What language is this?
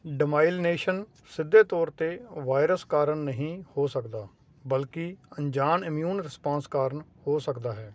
Punjabi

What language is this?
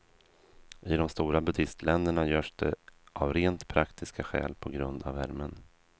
Swedish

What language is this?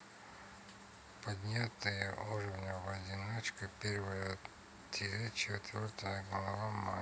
Russian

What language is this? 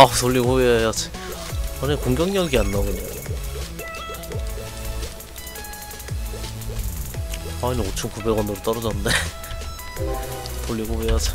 Korean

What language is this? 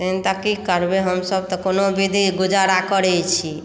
Maithili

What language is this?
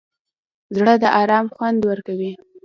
Pashto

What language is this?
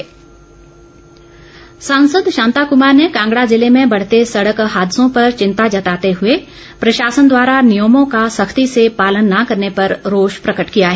Hindi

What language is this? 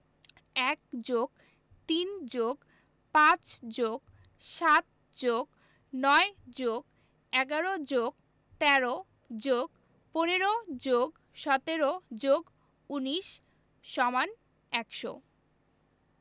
Bangla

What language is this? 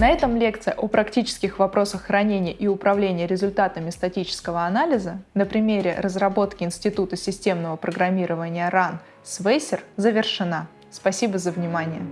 Russian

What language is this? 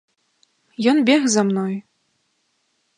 Belarusian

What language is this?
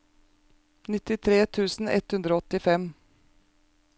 Norwegian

